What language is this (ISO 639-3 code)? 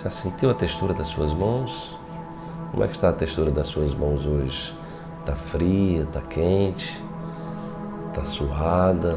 por